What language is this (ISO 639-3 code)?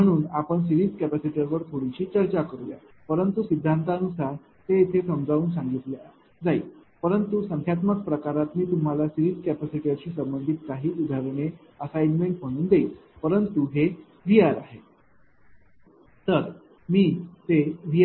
mar